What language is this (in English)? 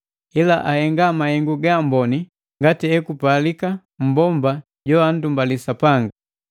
Matengo